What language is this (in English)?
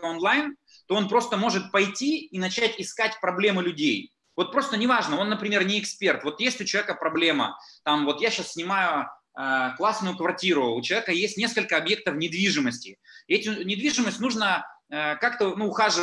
Russian